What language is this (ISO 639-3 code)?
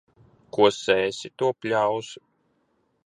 lav